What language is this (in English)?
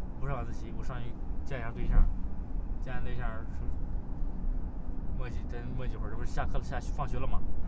Chinese